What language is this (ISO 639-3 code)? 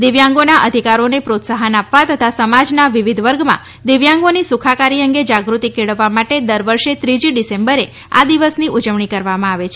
guj